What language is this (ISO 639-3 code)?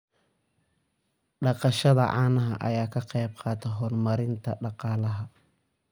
som